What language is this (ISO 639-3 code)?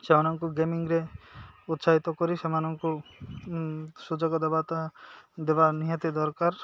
ori